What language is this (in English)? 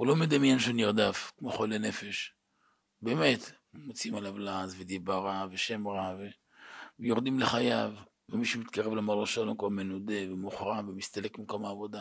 Hebrew